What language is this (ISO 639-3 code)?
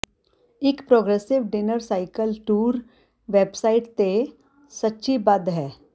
pan